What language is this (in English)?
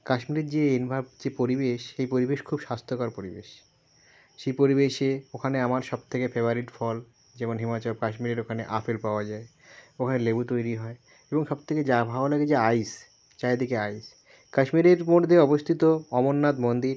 Bangla